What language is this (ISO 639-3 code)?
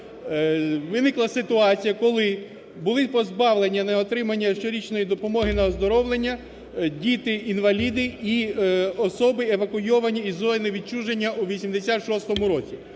ukr